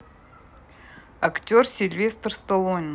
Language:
Russian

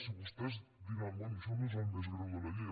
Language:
Catalan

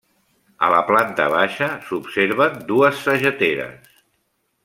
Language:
Catalan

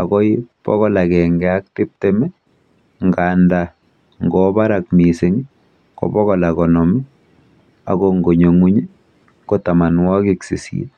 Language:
Kalenjin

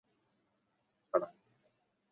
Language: Uzbek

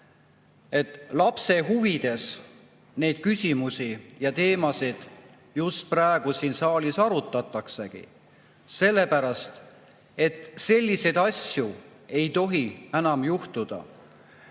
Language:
Estonian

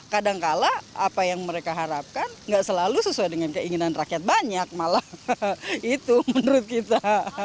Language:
Indonesian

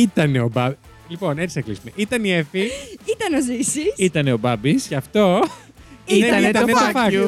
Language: Greek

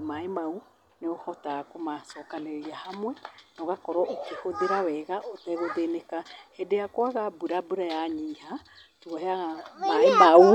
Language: Kikuyu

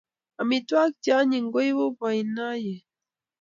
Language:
Kalenjin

